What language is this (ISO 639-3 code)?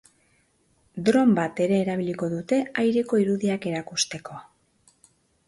eus